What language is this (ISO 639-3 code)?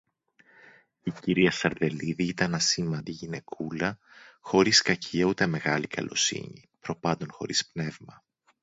ell